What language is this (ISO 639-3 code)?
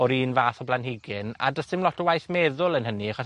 cym